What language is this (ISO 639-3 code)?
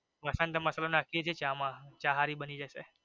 guj